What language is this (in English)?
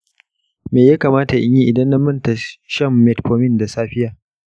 Hausa